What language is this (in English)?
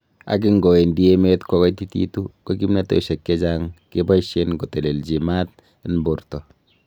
Kalenjin